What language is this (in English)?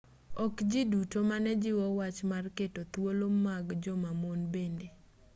Luo (Kenya and Tanzania)